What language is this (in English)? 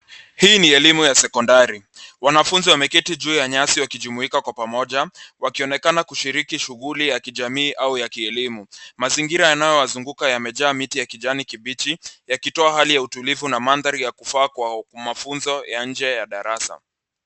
Swahili